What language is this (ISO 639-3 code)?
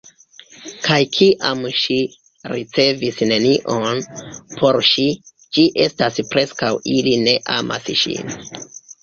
epo